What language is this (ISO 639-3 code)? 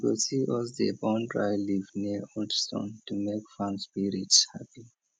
pcm